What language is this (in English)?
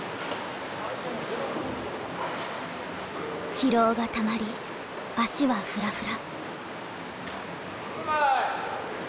Japanese